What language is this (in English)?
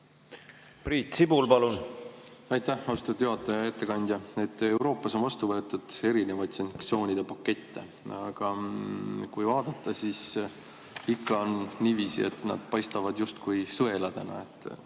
Estonian